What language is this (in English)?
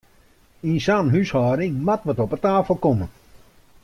Western Frisian